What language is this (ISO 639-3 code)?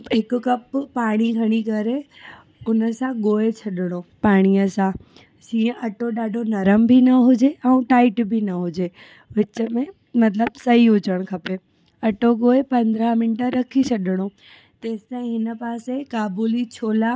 snd